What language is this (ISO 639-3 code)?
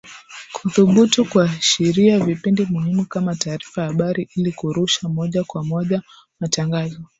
swa